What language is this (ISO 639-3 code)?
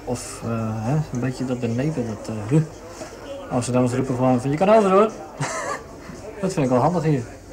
nld